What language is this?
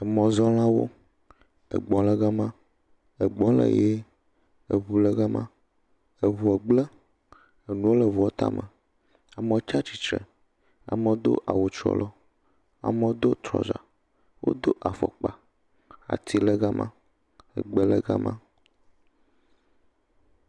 Ewe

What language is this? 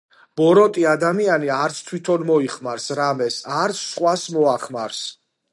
Georgian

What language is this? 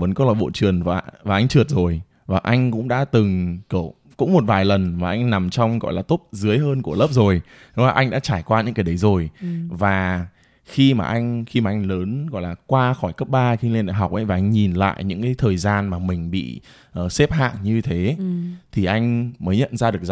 Vietnamese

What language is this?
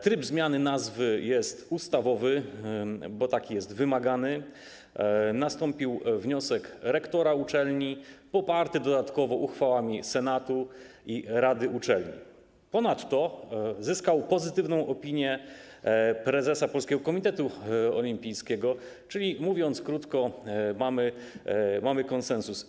Polish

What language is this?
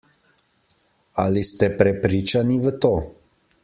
Slovenian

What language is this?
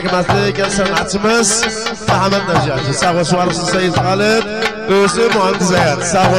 Arabic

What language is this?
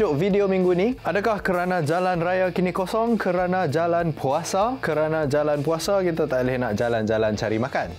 Malay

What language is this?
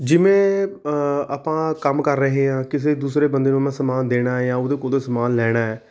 Punjabi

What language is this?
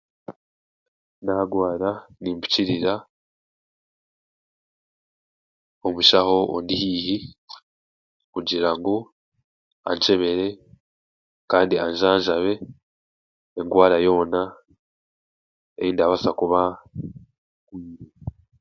Chiga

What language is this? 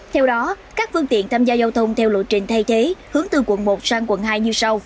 Vietnamese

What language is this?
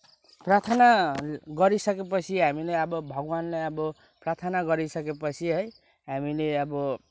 Nepali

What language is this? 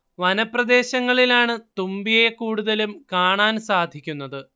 Malayalam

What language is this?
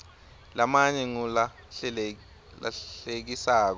Swati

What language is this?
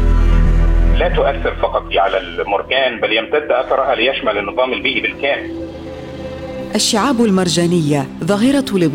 Arabic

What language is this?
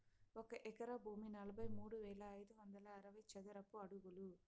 Telugu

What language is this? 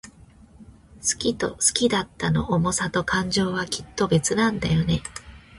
Japanese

